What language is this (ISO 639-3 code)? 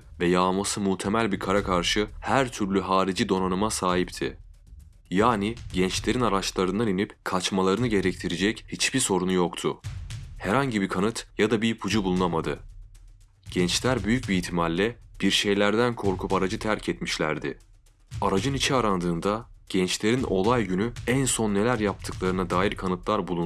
tur